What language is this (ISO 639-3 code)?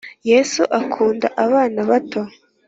kin